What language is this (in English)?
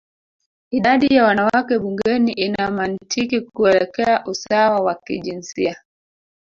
Swahili